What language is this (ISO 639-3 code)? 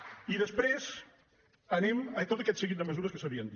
cat